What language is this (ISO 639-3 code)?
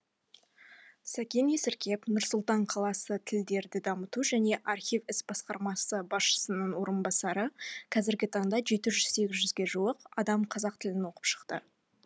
kaz